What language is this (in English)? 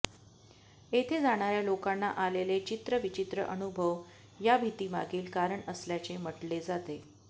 Marathi